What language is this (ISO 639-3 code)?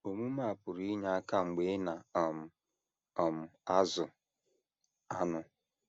ibo